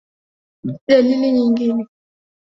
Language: Swahili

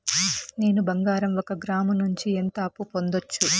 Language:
Telugu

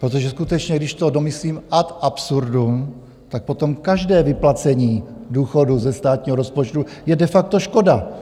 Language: Czech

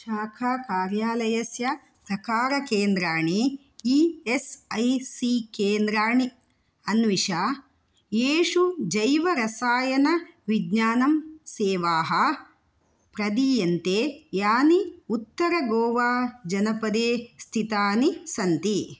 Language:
Sanskrit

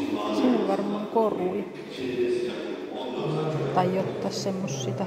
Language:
Finnish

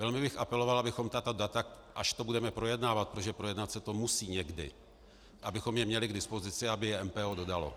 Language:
Czech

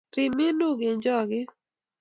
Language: Kalenjin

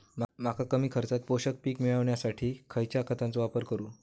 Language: Marathi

